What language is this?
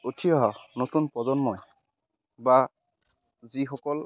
Assamese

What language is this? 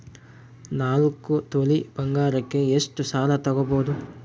Kannada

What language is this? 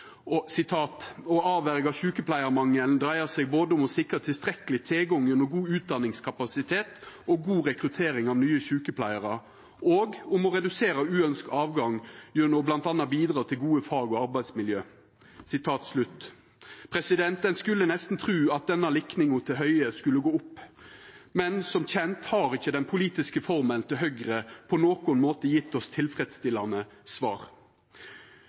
Norwegian Nynorsk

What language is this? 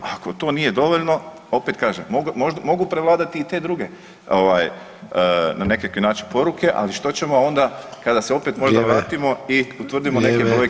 Croatian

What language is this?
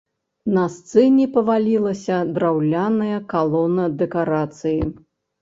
Belarusian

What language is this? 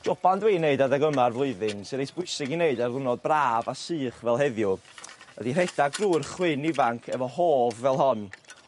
Welsh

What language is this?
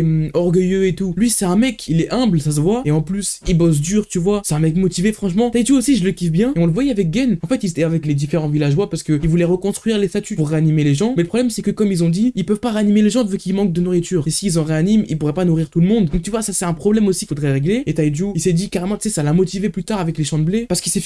French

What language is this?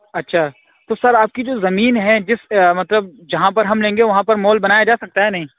Urdu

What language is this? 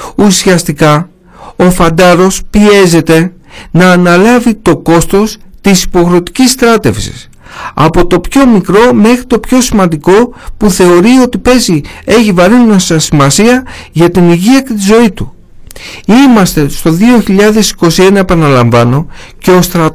Greek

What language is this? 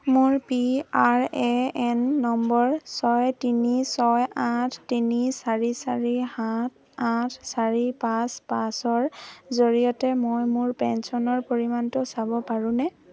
Assamese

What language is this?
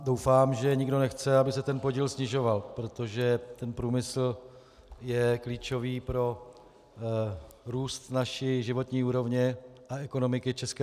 Czech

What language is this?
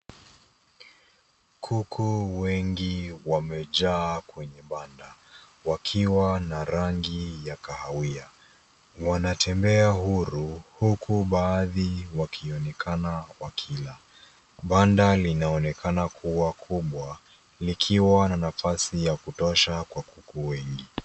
Swahili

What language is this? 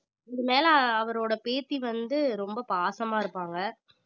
Tamil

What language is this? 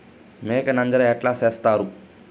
Telugu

